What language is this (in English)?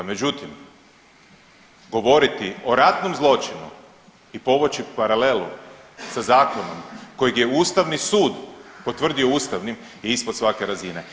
Croatian